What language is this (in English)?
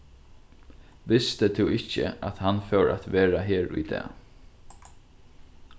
Faroese